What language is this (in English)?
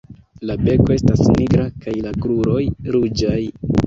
Esperanto